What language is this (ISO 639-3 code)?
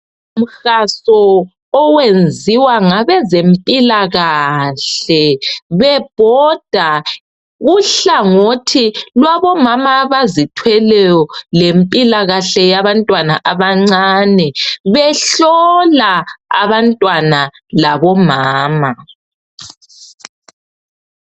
nde